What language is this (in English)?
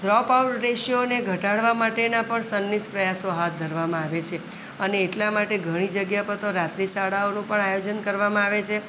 Gujarati